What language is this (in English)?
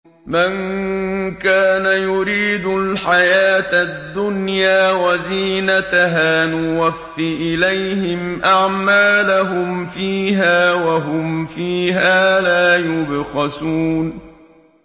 Arabic